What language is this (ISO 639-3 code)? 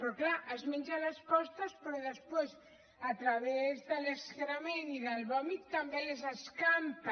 cat